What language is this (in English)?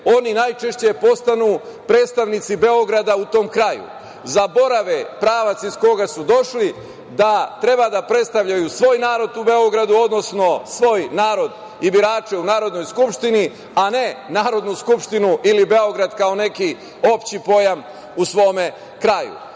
Serbian